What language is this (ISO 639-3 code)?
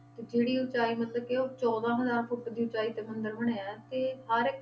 pan